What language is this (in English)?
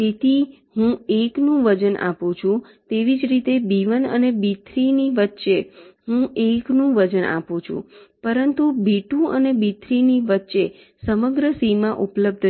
Gujarati